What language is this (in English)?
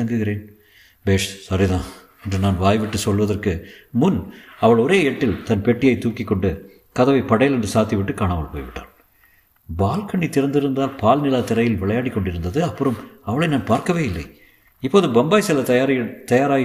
Tamil